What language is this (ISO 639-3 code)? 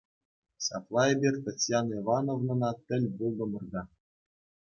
chv